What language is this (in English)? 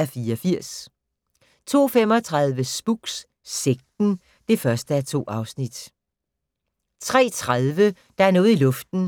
Danish